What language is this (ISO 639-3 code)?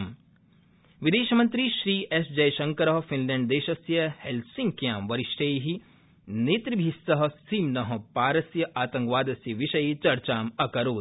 san